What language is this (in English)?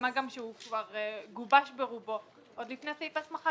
Hebrew